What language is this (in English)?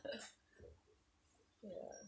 English